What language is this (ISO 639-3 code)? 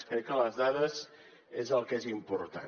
cat